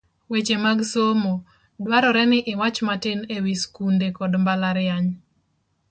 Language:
Luo (Kenya and Tanzania)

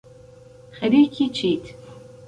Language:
Central Kurdish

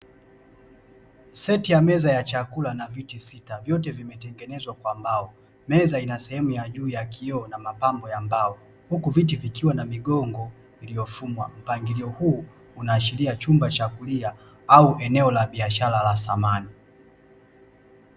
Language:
Swahili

